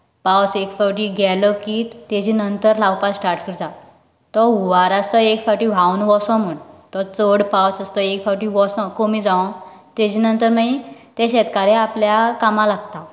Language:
Konkani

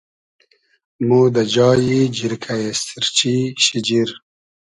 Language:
Hazaragi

